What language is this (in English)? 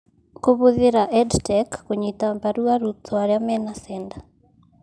Kikuyu